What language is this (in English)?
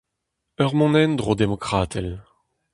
Breton